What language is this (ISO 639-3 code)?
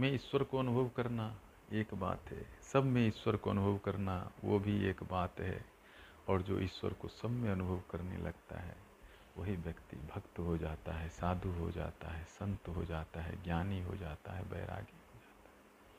hin